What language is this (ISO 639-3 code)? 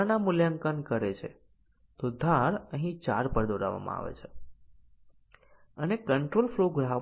guj